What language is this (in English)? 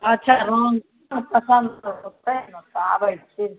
Maithili